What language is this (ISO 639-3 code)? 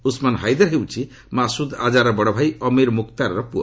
ori